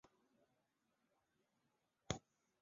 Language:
Chinese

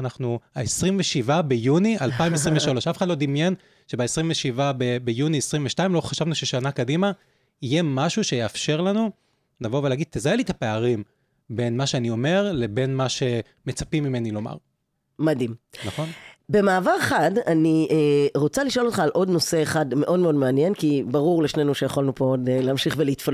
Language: Hebrew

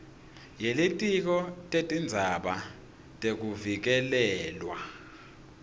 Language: Swati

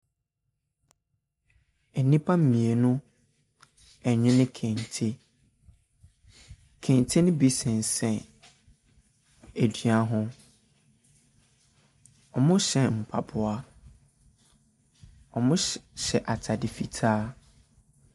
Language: Akan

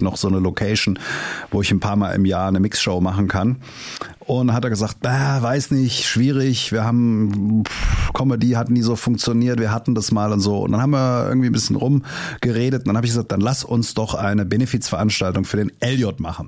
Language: German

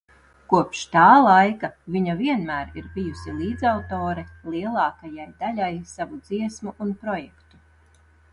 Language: Latvian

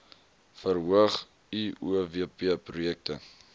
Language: Afrikaans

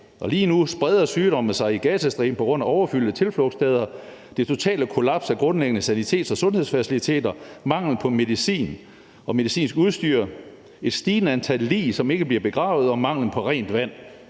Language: Danish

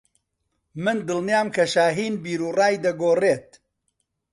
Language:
Central Kurdish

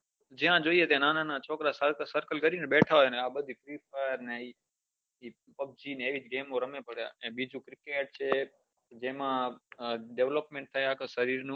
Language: Gujarati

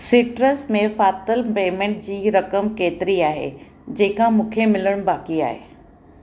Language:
Sindhi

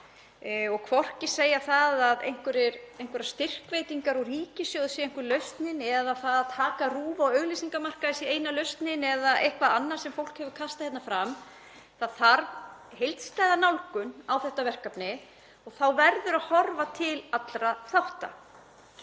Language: Icelandic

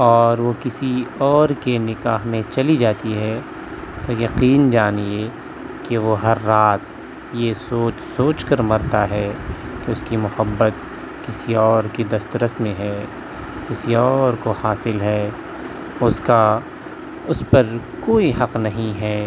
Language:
Urdu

